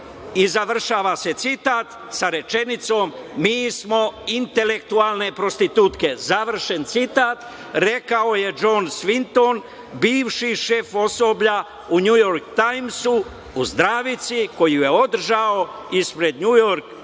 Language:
Serbian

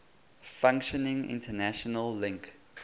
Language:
English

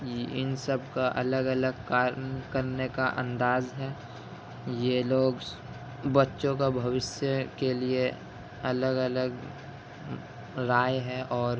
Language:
Urdu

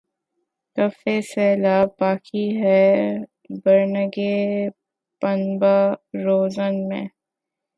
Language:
Urdu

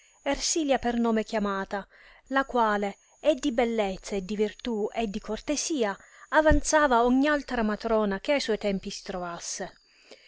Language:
Italian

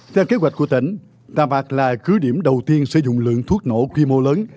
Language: Vietnamese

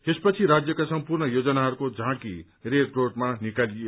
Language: Nepali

